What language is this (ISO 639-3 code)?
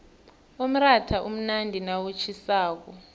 nbl